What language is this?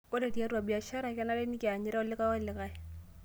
Masai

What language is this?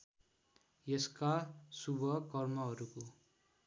Nepali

